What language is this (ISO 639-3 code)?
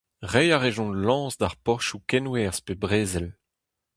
bre